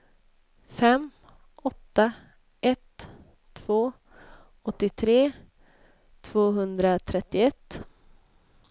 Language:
Swedish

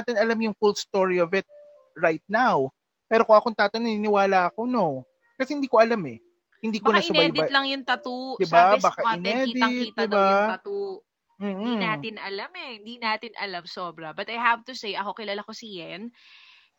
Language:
Filipino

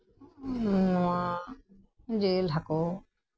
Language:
Santali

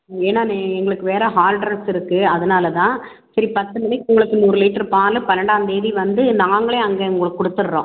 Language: Tamil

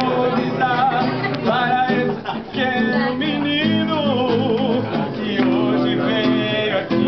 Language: Greek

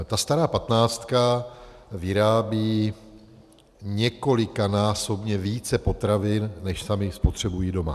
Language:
Czech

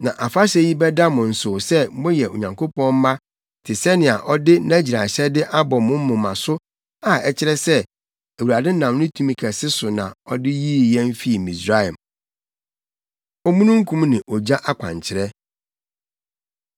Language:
Akan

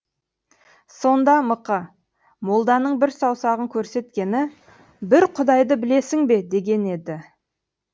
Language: Kazakh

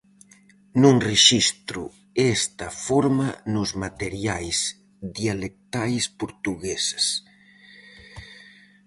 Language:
Galician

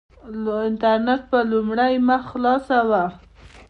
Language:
Pashto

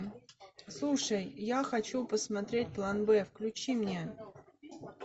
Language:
Russian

